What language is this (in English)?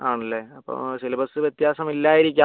Malayalam